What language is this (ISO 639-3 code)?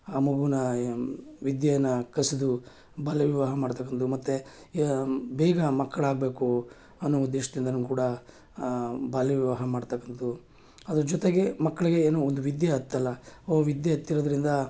kan